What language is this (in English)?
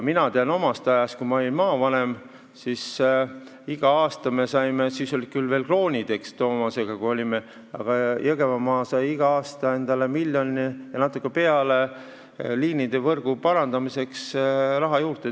Estonian